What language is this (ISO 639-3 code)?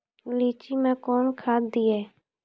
mai